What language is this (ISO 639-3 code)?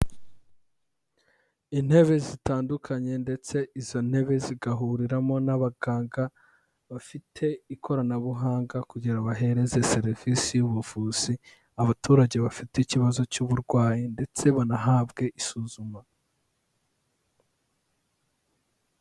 kin